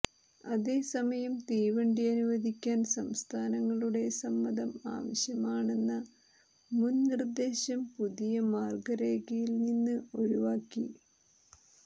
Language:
Malayalam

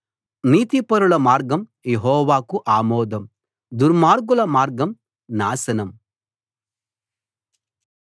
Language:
Telugu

